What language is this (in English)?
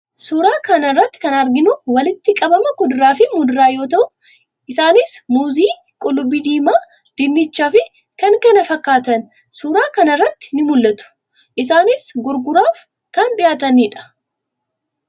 Oromo